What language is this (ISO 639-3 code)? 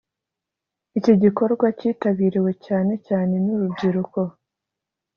kin